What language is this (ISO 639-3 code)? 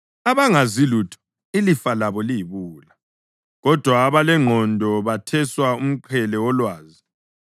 nde